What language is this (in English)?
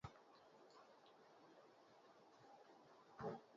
Basque